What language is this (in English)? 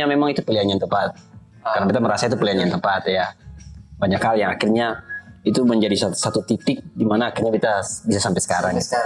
Indonesian